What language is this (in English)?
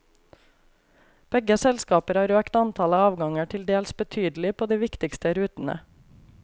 Norwegian